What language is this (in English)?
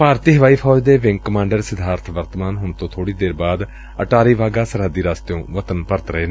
Punjabi